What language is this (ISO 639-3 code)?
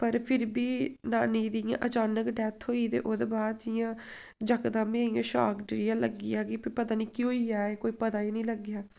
doi